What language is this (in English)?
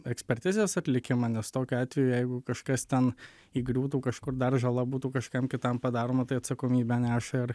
Lithuanian